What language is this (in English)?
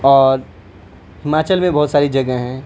Urdu